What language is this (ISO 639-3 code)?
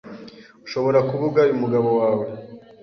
kin